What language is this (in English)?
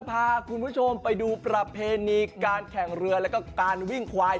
Thai